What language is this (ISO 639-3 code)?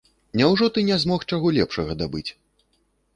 bel